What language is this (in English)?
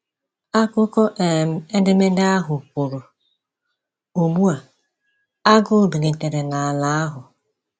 Igbo